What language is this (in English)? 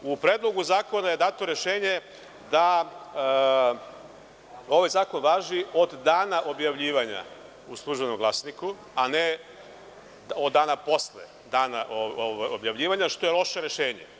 Serbian